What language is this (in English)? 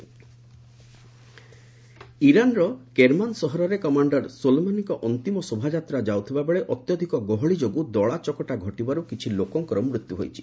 Odia